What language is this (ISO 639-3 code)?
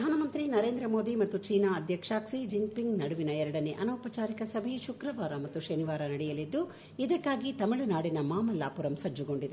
kan